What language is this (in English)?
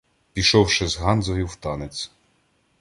Ukrainian